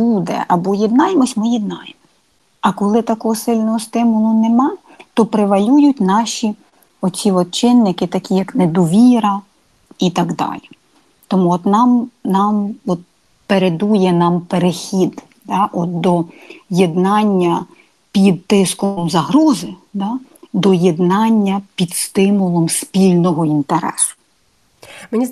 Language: Ukrainian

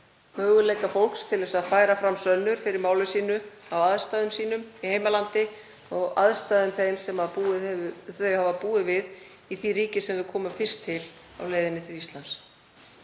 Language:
Icelandic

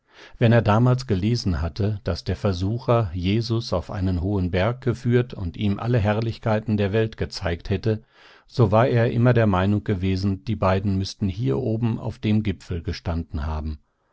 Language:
German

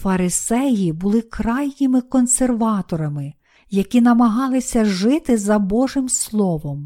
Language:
Ukrainian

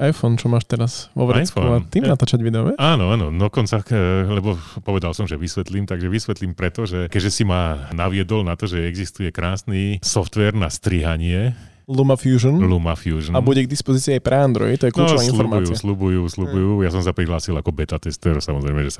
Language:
Slovak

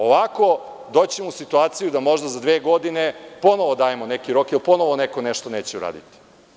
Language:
Serbian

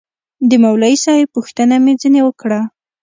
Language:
Pashto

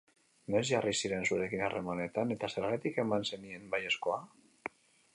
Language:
Basque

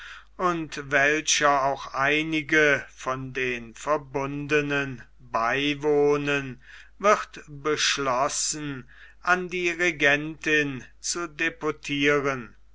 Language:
German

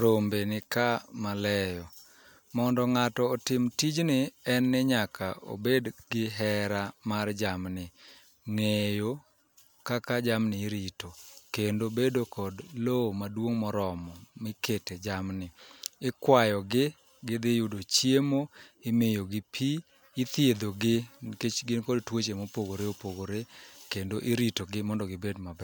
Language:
Luo (Kenya and Tanzania)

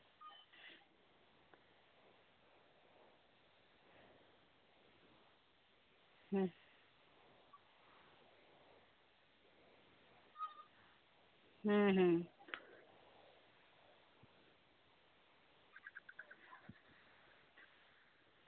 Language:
Santali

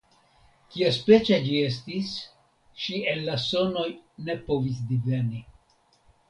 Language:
Esperanto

